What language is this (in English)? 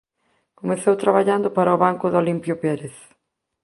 Galician